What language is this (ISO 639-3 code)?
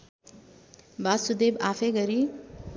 nep